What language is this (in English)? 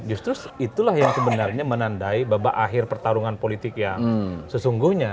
Indonesian